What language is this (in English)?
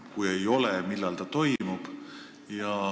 Estonian